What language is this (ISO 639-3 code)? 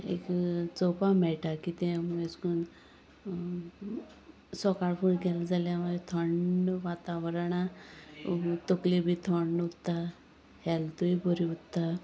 kok